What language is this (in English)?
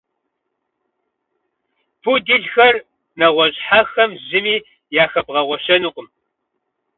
Kabardian